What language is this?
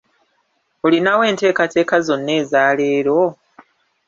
Ganda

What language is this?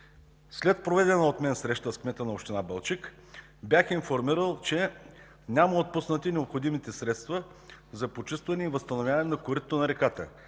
Bulgarian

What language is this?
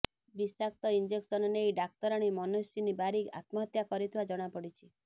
Odia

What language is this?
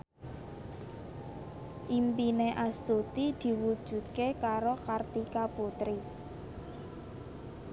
Javanese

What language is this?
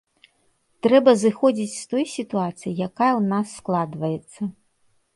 Belarusian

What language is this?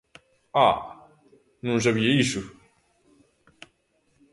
Galician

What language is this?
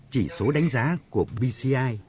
Vietnamese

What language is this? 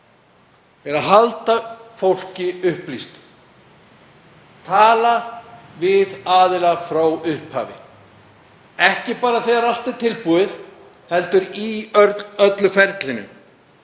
Icelandic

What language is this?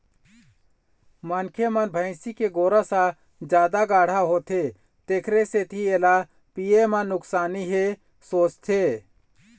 Chhattisgarhi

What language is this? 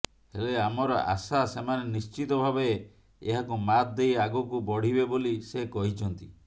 Odia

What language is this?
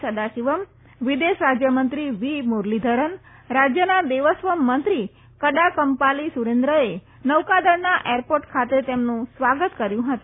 Gujarati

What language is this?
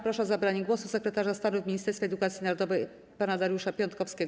Polish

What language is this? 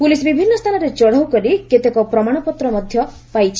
Odia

